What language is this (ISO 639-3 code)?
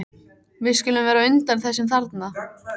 isl